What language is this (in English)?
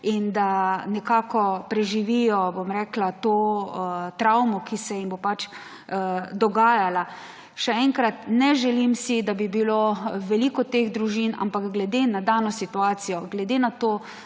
Slovenian